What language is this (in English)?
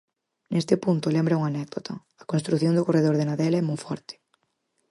Galician